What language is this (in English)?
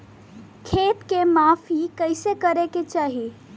Bhojpuri